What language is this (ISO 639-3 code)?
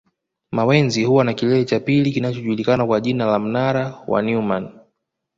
swa